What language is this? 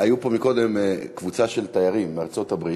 Hebrew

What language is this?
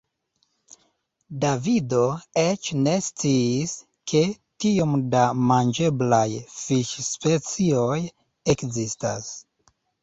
Esperanto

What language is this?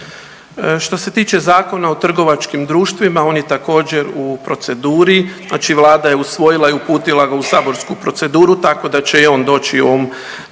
Croatian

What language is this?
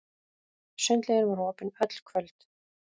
Icelandic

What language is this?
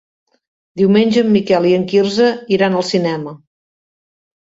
Catalan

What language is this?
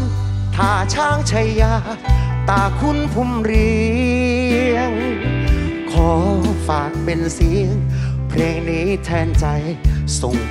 Thai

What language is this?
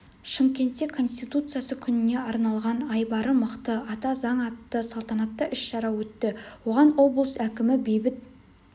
Kazakh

